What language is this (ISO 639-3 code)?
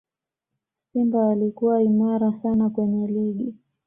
swa